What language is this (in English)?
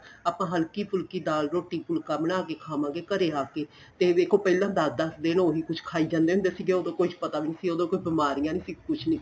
Punjabi